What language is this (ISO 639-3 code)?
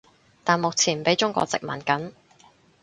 yue